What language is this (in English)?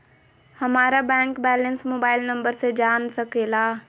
Magahi